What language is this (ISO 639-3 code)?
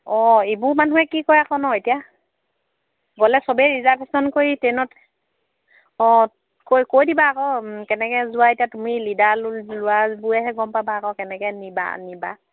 asm